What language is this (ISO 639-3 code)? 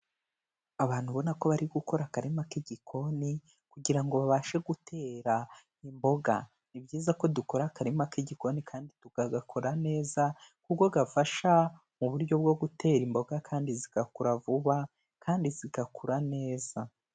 kin